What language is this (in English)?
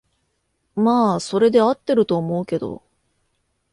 Japanese